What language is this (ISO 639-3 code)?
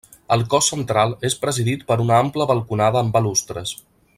cat